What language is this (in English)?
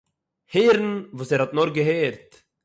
Yiddish